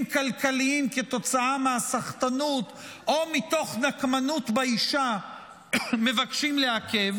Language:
Hebrew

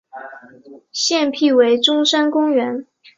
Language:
Chinese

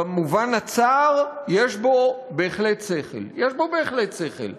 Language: Hebrew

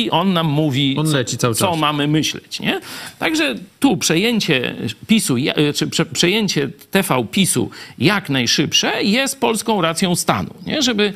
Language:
Polish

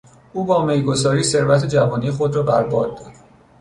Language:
Persian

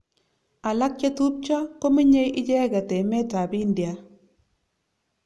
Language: Kalenjin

